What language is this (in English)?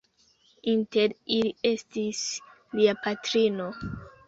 Esperanto